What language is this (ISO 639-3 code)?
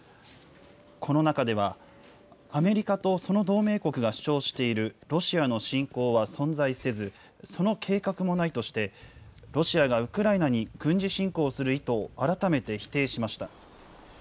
jpn